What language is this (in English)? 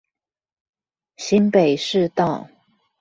Chinese